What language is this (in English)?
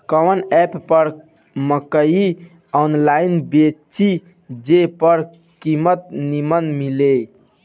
Bhojpuri